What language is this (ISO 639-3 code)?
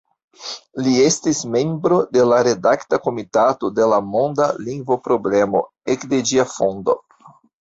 epo